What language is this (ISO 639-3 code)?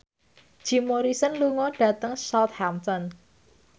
jav